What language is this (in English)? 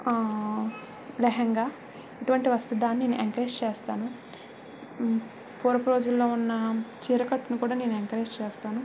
Telugu